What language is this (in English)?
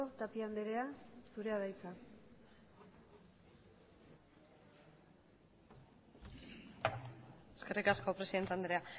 Basque